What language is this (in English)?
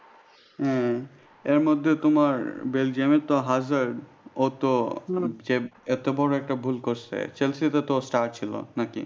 Bangla